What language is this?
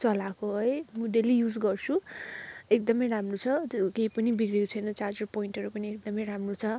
Nepali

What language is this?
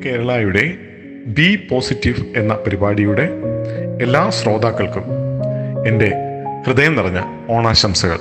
Malayalam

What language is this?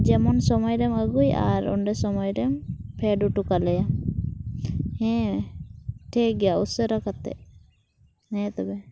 Santali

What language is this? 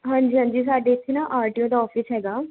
Punjabi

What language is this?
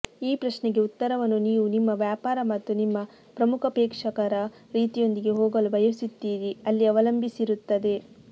Kannada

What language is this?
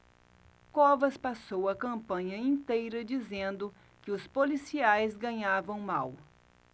Portuguese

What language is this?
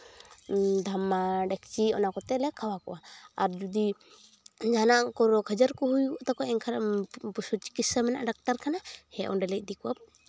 Santali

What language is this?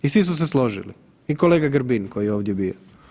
Croatian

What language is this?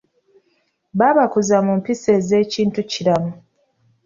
Ganda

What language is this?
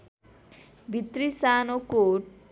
Nepali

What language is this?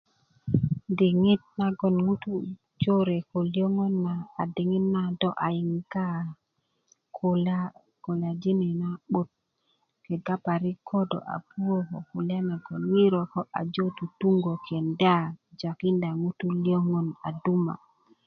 Kuku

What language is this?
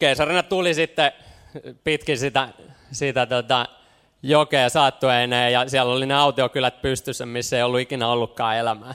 Finnish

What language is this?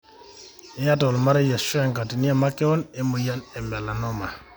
Masai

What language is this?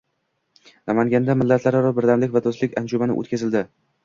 Uzbek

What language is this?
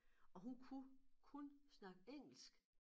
Danish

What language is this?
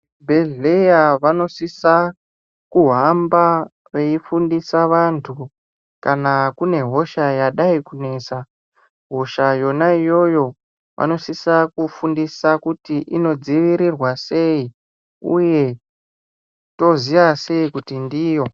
Ndau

